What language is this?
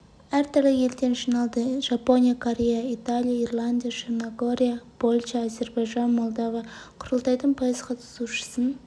Kazakh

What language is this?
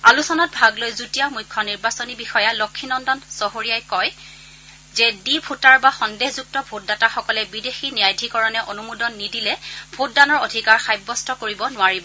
Assamese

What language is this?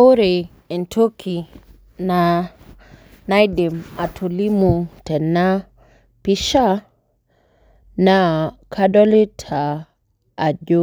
Masai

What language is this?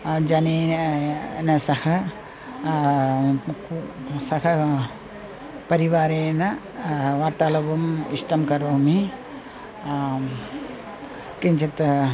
Sanskrit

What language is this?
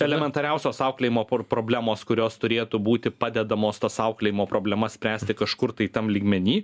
Lithuanian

